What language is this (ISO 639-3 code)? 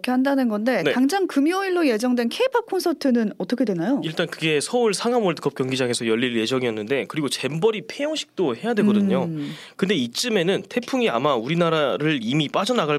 kor